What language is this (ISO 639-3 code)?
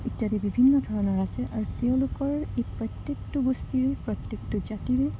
asm